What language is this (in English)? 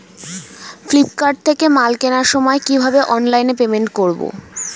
Bangla